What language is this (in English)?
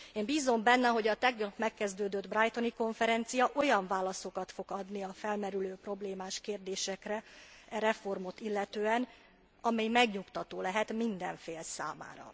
Hungarian